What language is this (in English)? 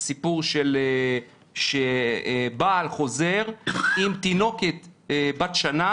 Hebrew